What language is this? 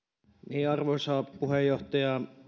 Finnish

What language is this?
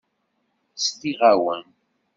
Kabyle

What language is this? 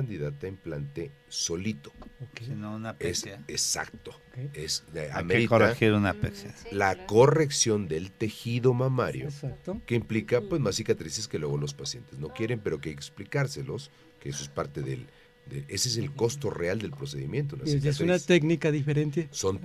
Spanish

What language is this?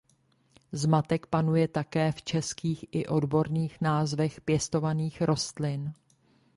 Czech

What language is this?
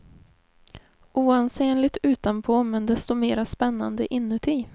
Swedish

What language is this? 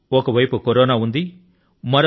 Telugu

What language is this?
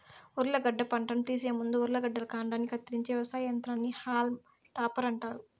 Telugu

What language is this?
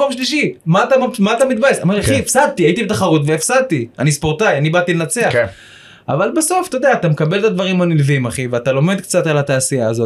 Hebrew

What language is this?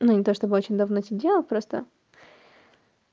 Russian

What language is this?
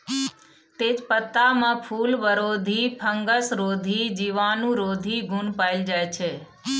Maithili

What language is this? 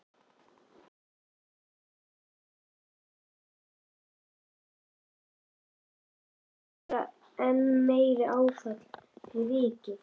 Icelandic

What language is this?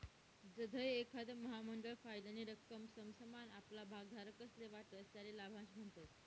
Marathi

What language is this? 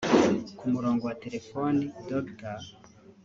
Kinyarwanda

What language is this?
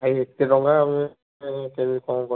Odia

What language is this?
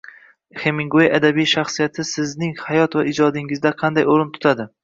Uzbek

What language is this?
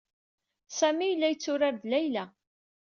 Kabyle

